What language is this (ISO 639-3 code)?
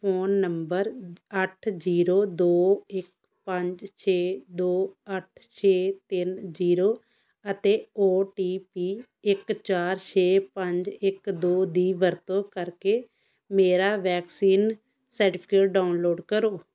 pan